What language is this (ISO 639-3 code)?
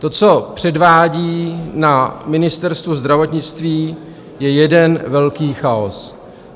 ces